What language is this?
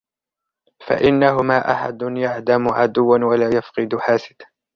Arabic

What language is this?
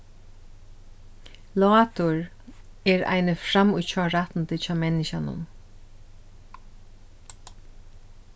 Faroese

